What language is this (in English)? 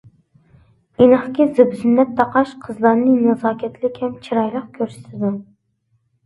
Uyghur